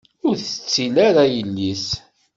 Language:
Kabyle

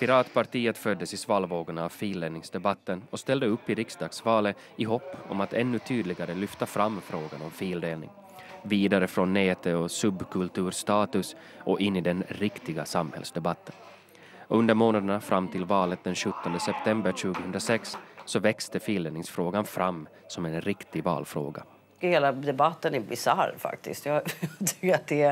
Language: Swedish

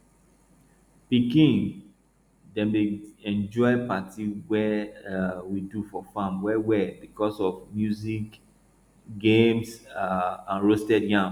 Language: Nigerian Pidgin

